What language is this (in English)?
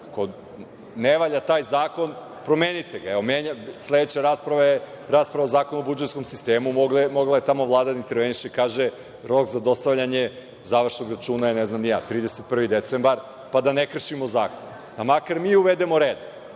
Serbian